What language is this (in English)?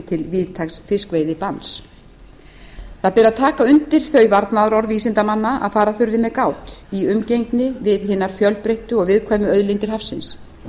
Icelandic